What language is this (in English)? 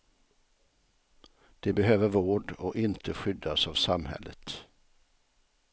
Swedish